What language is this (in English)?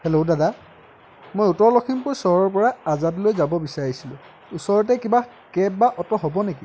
Assamese